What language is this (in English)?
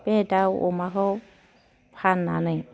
Bodo